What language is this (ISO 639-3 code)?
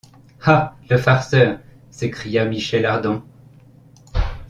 fra